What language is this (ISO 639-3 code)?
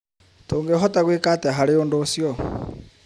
kik